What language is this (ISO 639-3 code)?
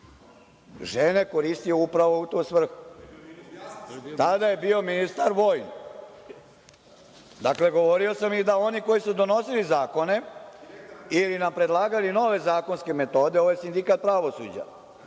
srp